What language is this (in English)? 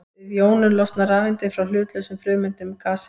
Icelandic